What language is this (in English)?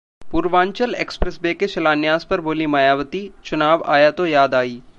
Hindi